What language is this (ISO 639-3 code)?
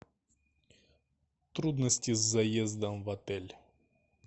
rus